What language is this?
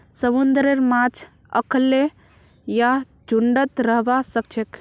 Magahi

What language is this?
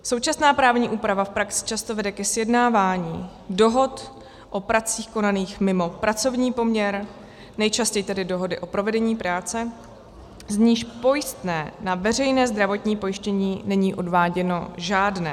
Czech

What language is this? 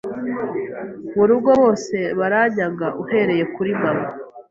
Kinyarwanda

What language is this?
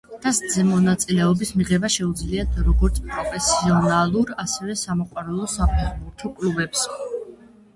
Georgian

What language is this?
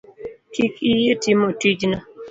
Luo (Kenya and Tanzania)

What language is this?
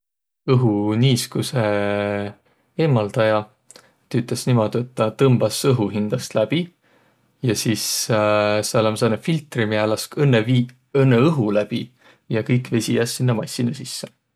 Võro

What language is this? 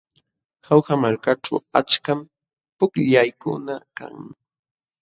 Jauja Wanca Quechua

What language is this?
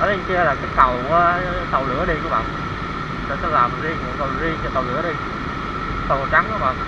Vietnamese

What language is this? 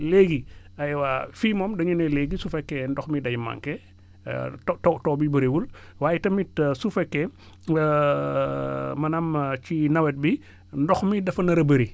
Wolof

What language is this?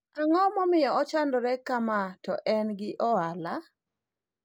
Luo (Kenya and Tanzania)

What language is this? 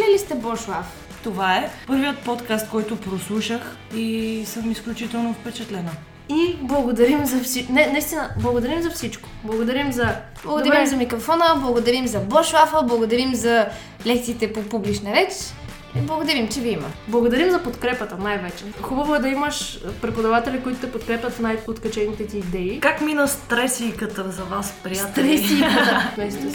Bulgarian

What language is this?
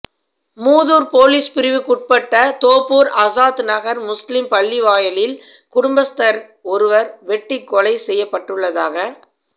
Tamil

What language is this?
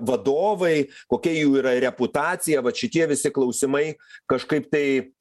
Lithuanian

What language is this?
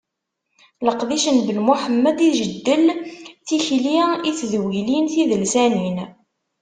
Kabyle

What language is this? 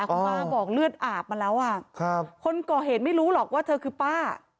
Thai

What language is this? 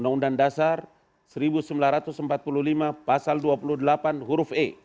Indonesian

